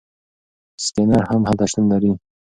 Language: Pashto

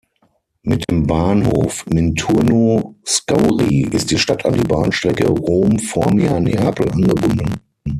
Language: German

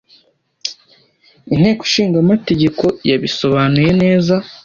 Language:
Kinyarwanda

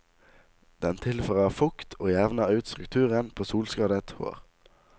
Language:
Norwegian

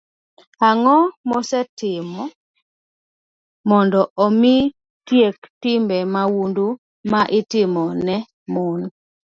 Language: Luo (Kenya and Tanzania)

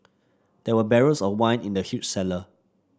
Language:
English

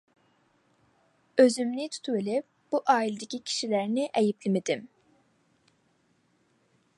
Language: Uyghur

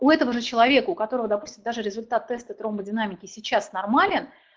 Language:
Russian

